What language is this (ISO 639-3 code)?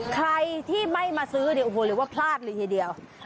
tha